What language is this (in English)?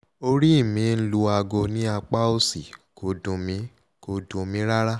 Yoruba